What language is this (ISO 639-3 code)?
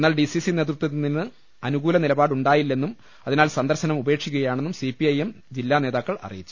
mal